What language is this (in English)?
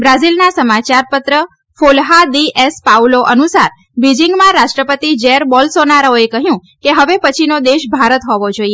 Gujarati